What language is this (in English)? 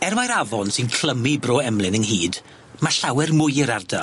Welsh